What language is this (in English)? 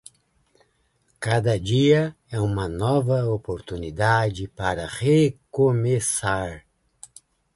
Portuguese